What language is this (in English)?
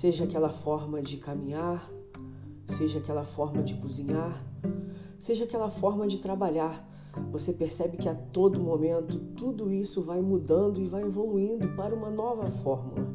Portuguese